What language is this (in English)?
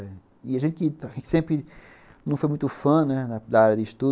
Portuguese